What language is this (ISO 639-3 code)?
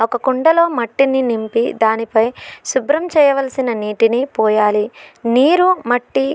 tel